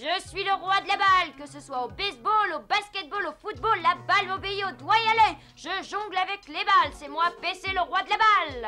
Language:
French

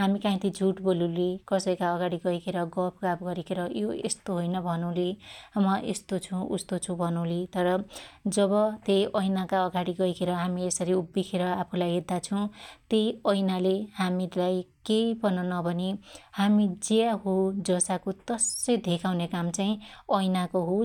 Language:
Dotyali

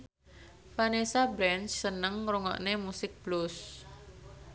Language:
Javanese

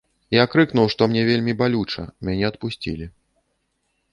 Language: Belarusian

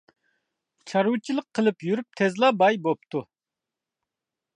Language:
Uyghur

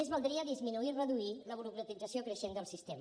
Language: Catalan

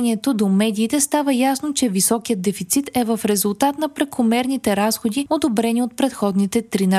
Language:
Bulgarian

